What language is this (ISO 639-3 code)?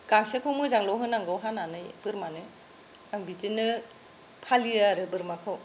brx